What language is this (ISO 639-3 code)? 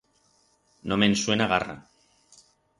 arg